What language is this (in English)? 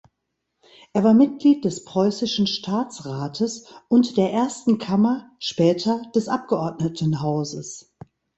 German